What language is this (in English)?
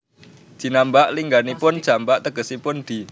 Javanese